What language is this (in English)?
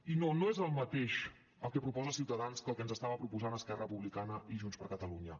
Catalan